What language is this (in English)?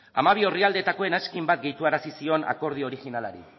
Basque